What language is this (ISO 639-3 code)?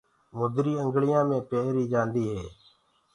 ggg